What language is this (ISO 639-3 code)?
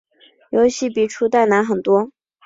zho